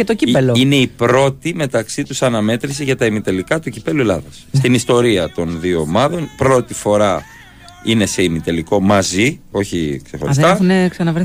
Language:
Greek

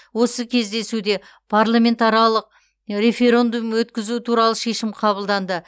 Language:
Kazakh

